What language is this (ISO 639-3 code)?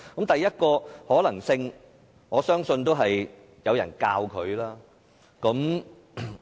yue